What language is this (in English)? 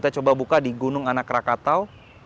Indonesian